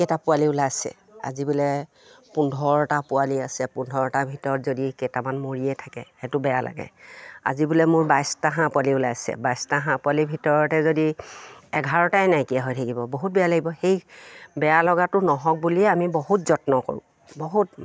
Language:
Assamese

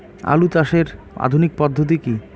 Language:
Bangla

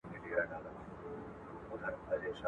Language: Pashto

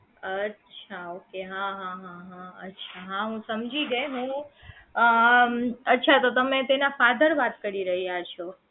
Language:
Gujarati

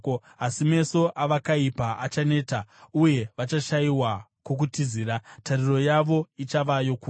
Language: Shona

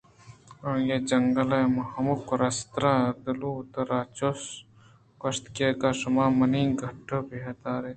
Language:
Eastern Balochi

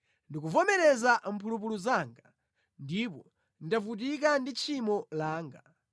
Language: Nyanja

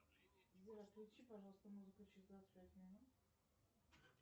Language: Russian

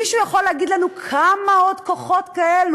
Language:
Hebrew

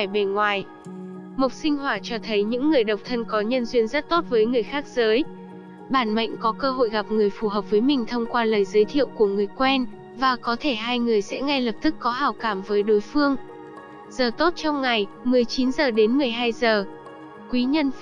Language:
Vietnamese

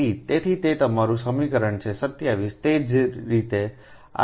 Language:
Gujarati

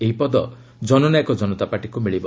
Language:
Odia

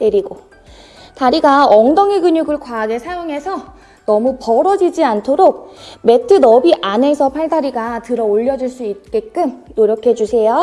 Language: Korean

